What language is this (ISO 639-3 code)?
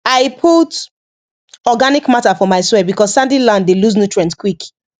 pcm